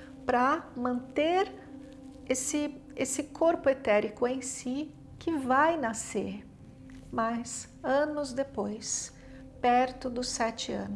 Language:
Portuguese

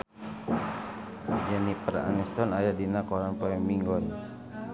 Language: Sundanese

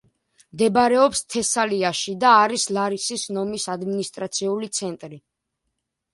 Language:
Georgian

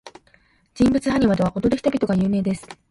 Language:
Japanese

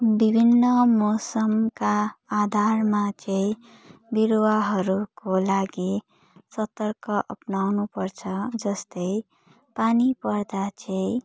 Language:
Nepali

